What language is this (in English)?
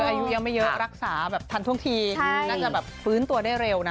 Thai